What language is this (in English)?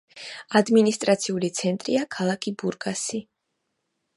Georgian